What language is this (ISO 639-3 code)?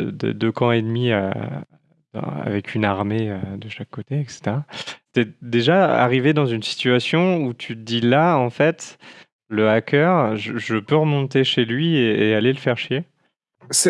fra